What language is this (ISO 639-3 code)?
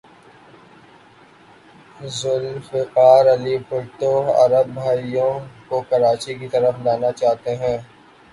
urd